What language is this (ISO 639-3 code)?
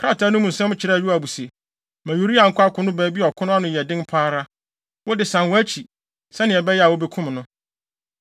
aka